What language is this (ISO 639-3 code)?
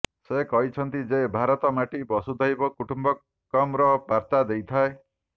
ori